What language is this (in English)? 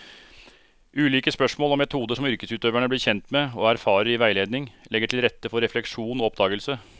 Norwegian